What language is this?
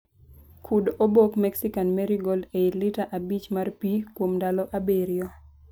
Luo (Kenya and Tanzania)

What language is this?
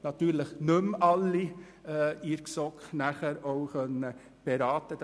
Swiss German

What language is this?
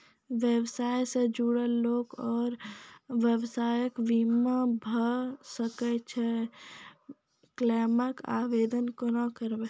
Maithili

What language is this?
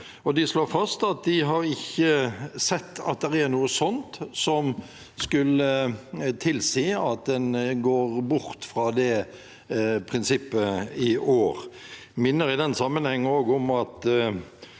Norwegian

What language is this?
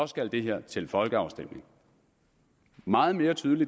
Danish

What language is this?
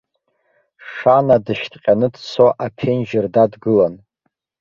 Abkhazian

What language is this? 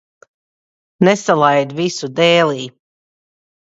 Latvian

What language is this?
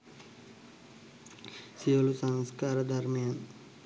Sinhala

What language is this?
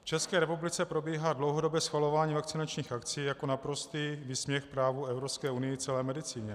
Czech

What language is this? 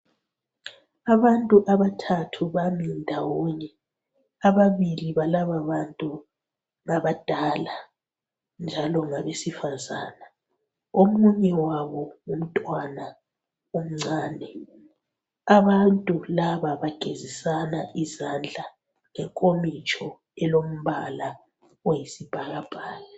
North Ndebele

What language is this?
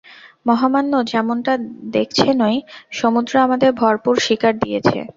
Bangla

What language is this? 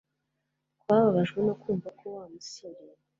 Kinyarwanda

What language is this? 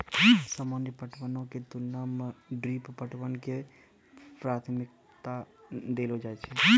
Maithili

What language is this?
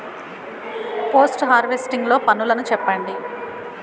Telugu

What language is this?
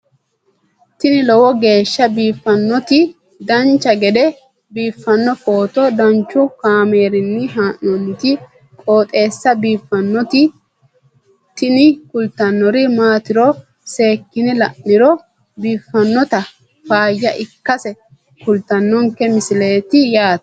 Sidamo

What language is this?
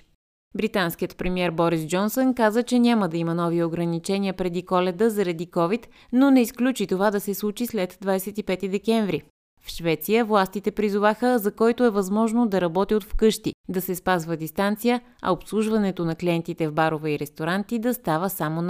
Bulgarian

